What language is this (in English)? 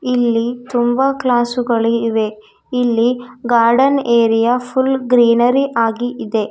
Kannada